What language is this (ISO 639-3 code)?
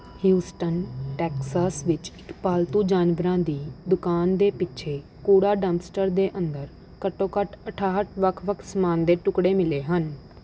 pan